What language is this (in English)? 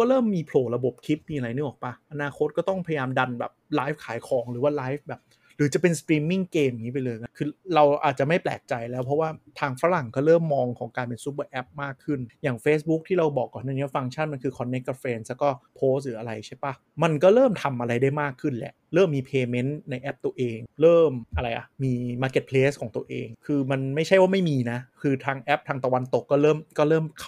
Thai